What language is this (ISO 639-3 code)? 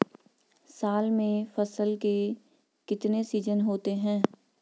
hin